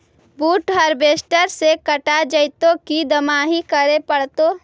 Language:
Magahi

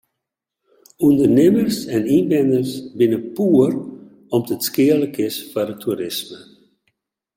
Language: Western Frisian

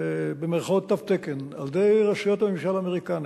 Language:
Hebrew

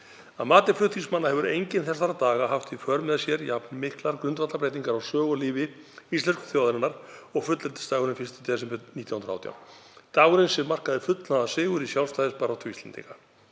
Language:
Icelandic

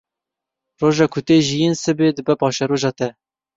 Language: Kurdish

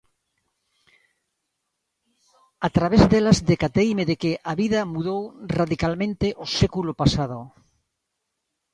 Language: Galician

